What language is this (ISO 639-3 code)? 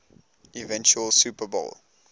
eng